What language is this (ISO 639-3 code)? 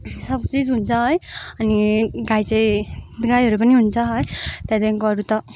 nep